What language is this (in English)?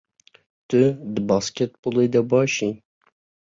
Kurdish